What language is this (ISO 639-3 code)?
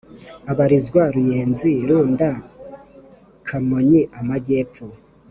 kin